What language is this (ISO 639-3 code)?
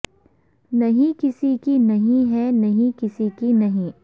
urd